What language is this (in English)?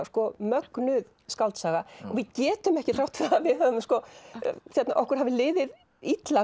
Icelandic